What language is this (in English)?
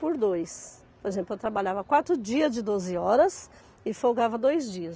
Portuguese